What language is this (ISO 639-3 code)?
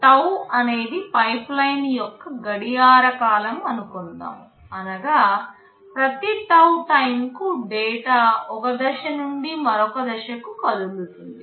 tel